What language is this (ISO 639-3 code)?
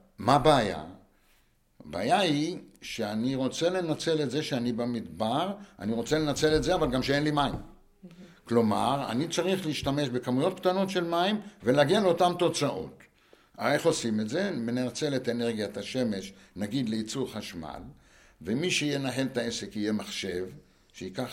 heb